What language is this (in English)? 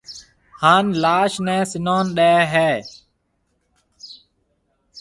Marwari (Pakistan)